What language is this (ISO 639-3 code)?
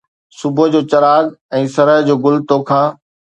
snd